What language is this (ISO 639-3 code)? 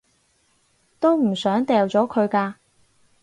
yue